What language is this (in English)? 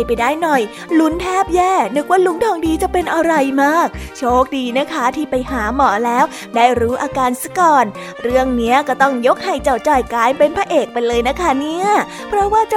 Thai